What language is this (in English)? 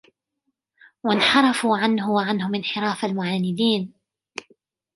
Arabic